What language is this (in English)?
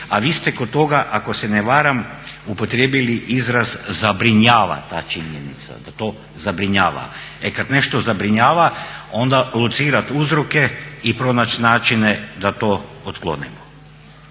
Croatian